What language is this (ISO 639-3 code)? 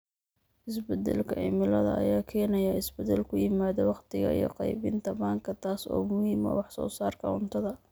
som